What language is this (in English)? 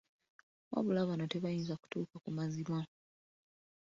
Ganda